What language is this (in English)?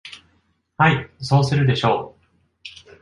Japanese